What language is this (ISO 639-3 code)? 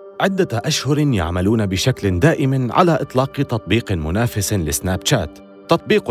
ara